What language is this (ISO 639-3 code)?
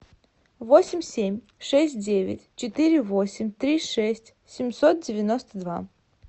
rus